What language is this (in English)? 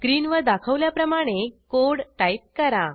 Marathi